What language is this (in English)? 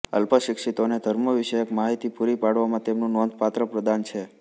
Gujarati